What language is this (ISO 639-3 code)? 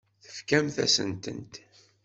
kab